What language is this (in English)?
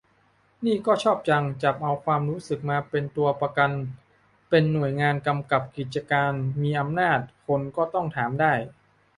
Thai